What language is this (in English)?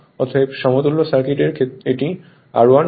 Bangla